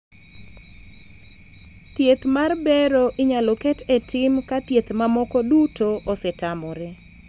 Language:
Luo (Kenya and Tanzania)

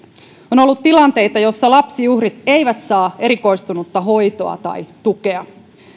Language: Finnish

